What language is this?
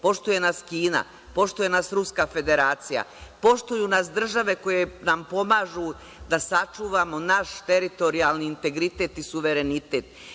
Serbian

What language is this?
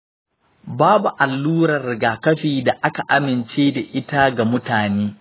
Hausa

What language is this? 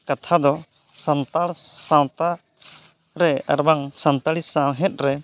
Santali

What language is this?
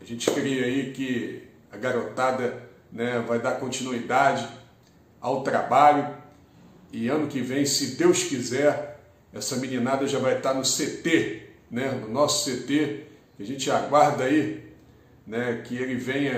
Portuguese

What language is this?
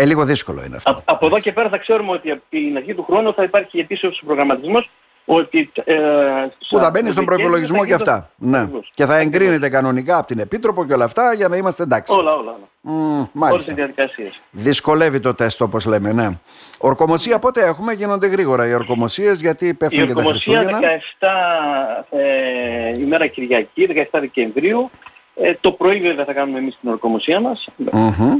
Greek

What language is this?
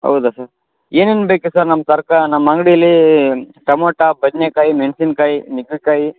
Kannada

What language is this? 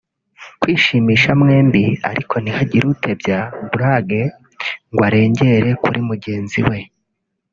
Kinyarwanda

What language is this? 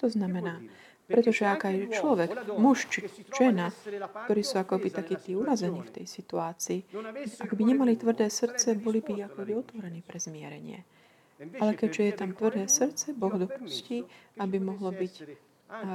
Slovak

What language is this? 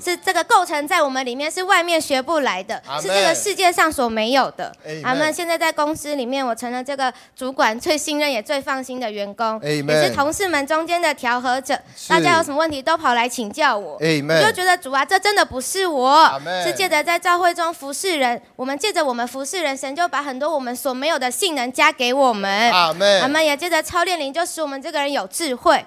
Chinese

